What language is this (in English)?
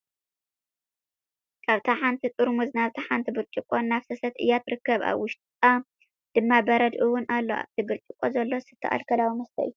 Tigrinya